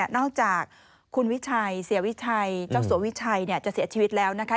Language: Thai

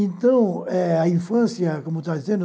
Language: Portuguese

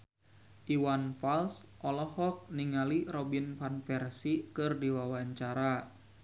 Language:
Sundanese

